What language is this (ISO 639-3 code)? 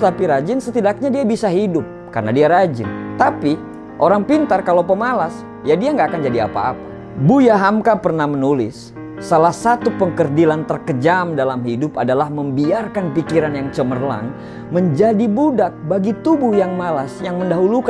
ind